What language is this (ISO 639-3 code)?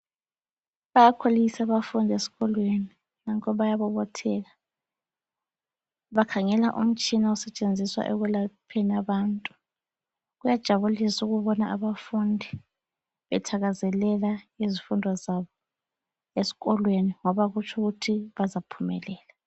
nde